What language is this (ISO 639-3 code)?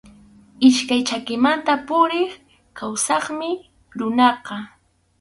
qxu